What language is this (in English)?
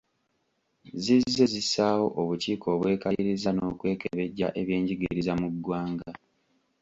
Ganda